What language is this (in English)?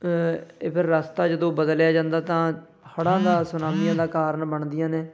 Punjabi